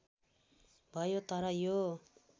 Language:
Nepali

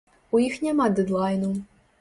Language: Belarusian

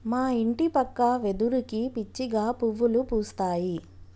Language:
Telugu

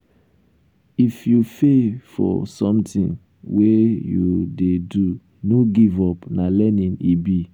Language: Nigerian Pidgin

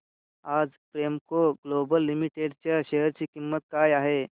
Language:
Marathi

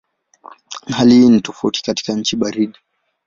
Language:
Swahili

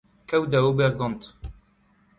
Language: Breton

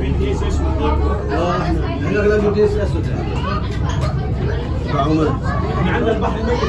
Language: Arabic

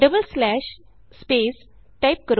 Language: Punjabi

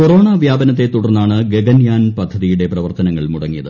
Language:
Malayalam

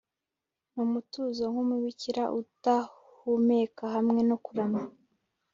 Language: Kinyarwanda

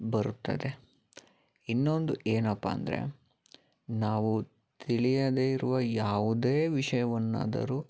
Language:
Kannada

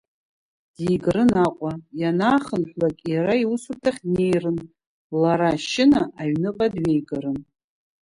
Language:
Abkhazian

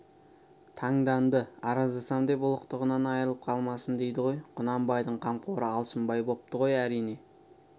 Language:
Kazakh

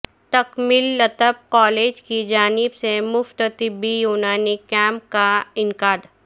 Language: Urdu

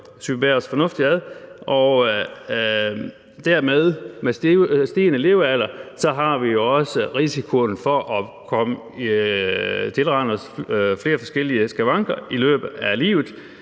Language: Danish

